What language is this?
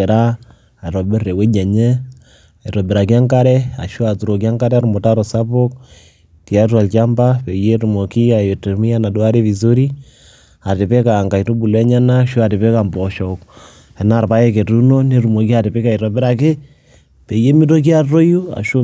Masai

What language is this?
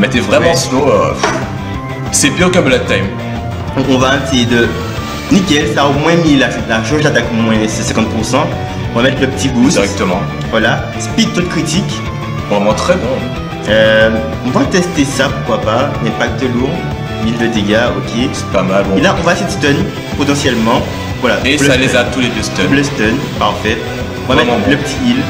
French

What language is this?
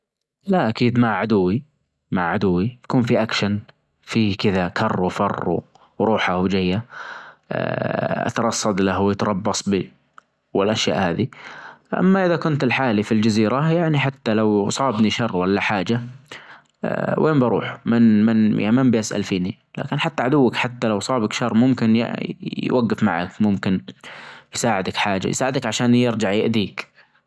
Najdi Arabic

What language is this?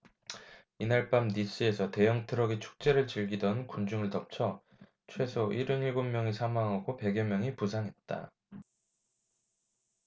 Korean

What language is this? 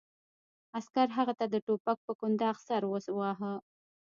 Pashto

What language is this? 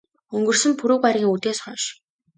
Mongolian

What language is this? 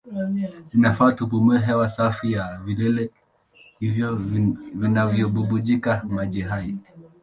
Swahili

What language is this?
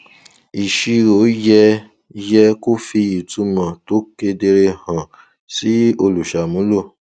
Yoruba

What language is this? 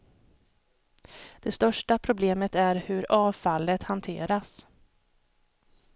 Swedish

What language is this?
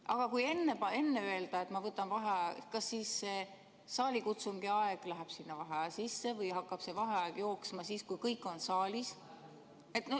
Estonian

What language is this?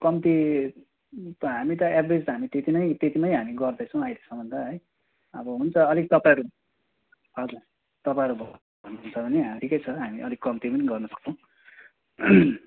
Nepali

